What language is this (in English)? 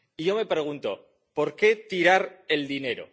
Spanish